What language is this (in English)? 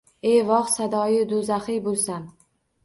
Uzbek